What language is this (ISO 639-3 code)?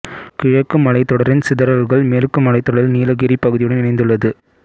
tam